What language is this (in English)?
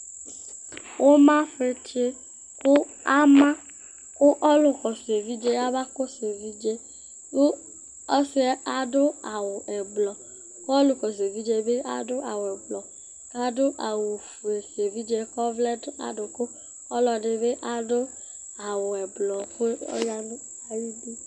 Ikposo